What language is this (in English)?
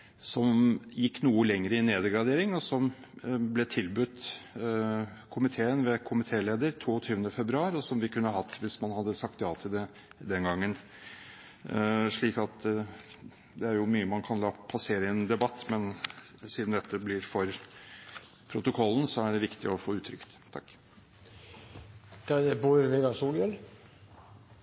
Norwegian